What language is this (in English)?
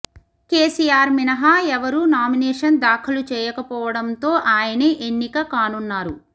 Telugu